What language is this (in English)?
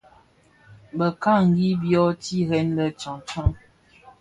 Bafia